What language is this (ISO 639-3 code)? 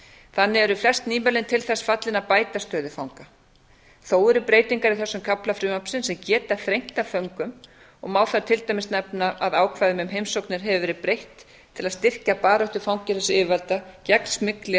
isl